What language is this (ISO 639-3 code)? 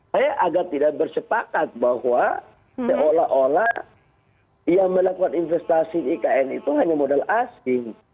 ind